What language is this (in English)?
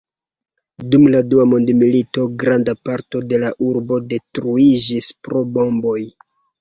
Esperanto